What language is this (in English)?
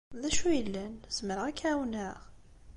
Kabyle